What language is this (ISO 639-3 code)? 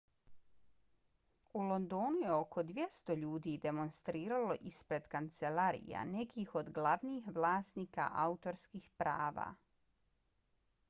bos